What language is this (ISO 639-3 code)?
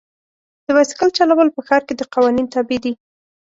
pus